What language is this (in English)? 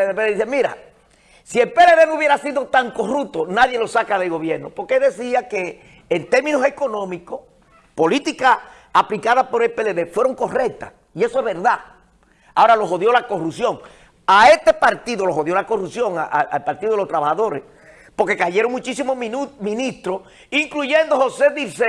Spanish